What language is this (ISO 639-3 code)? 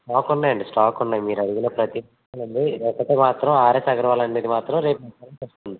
tel